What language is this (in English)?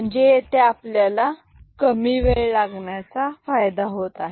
Marathi